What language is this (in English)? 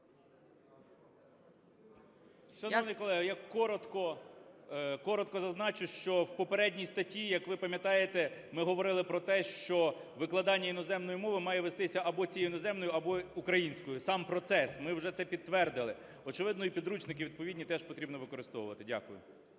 Ukrainian